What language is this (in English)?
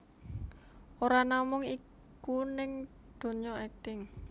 Javanese